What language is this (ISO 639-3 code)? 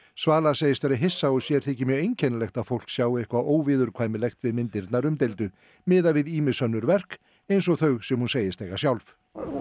isl